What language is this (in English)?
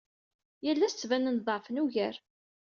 Kabyle